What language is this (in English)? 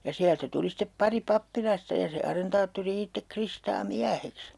Finnish